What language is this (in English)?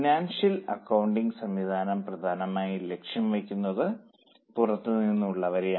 Malayalam